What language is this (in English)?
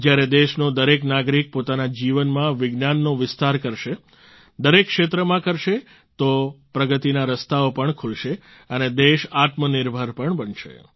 Gujarati